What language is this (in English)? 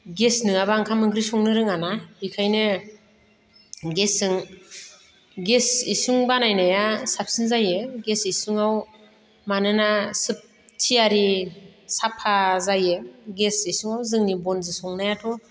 Bodo